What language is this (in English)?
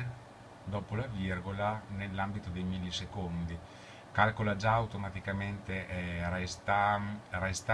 Italian